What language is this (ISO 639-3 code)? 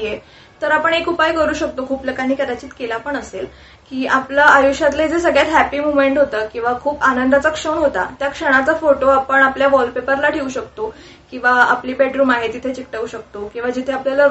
mar